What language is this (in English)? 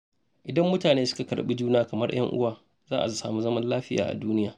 Hausa